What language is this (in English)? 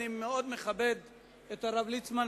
Hebrew